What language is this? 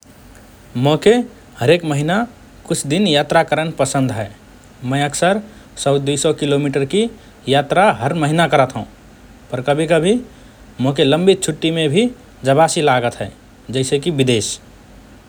Rana Tharu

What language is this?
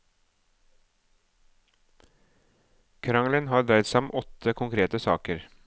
Norwegian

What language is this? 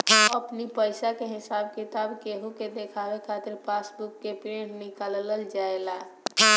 Bhojpuri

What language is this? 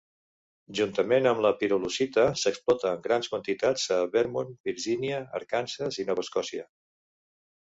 Catalan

